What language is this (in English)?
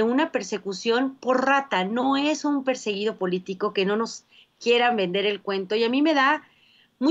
Spanish